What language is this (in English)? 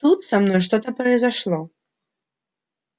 Russian